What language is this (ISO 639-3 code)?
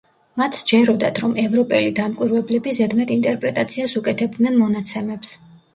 kat